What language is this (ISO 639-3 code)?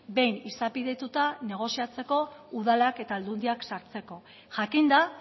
eus